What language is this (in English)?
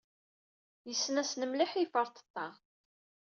Kabyle